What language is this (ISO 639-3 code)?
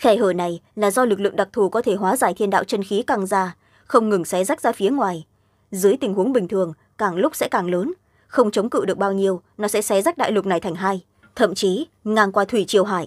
vie